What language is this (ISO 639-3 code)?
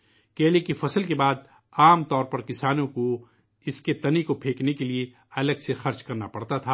urd